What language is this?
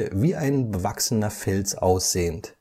German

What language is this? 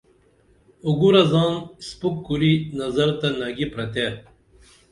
Dameli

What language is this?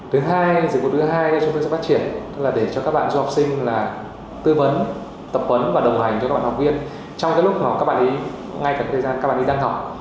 Vietnamese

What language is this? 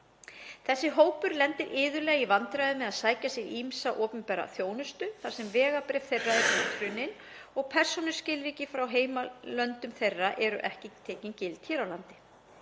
Icelandic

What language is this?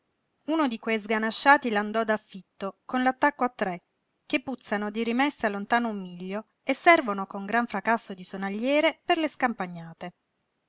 Italian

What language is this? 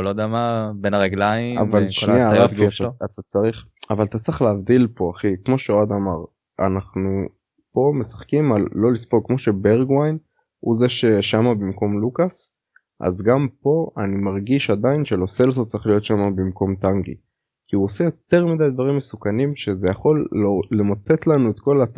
Hebrew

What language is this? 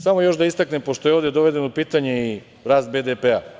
Serbian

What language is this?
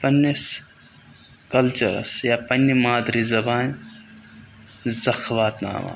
Kashmiri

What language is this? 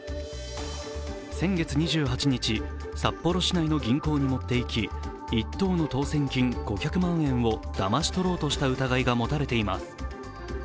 Japanese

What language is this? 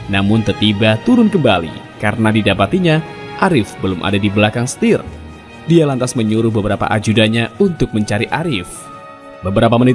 Indonesian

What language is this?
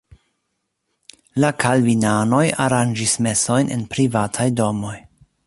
Esperanto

